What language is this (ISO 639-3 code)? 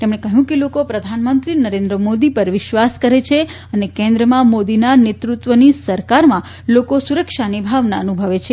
guj